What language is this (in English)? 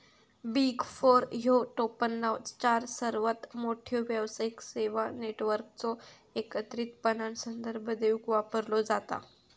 Marathi